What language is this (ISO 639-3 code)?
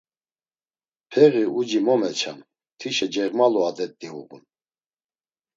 lzz